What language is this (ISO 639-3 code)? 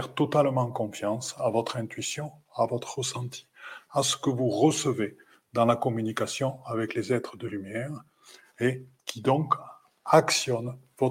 fra